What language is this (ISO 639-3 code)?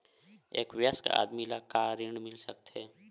hne